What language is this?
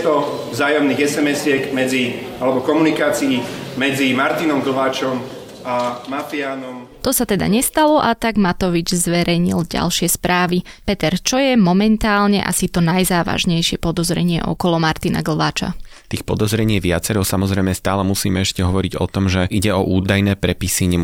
Slovak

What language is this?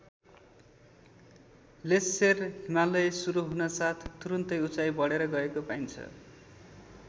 Nepali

